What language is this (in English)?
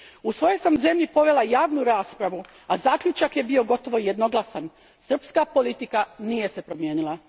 Croatian